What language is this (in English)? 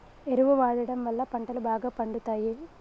Telugu